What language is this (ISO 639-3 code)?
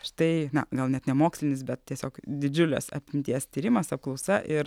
lit